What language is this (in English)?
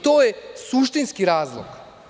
Serbian